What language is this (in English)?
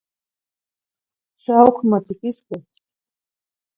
Zacatlán-Ahuacatlán-Tepetzintla Nahuatl